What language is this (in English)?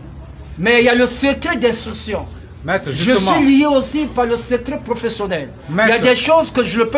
French